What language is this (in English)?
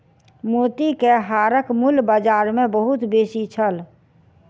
Maithili